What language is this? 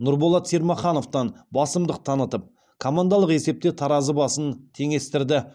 Kazakh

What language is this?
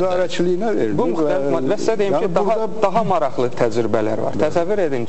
Turkish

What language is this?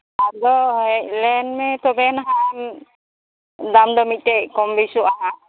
Santali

